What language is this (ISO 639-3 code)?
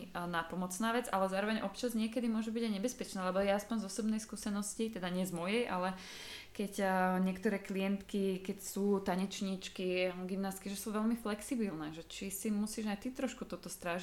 slk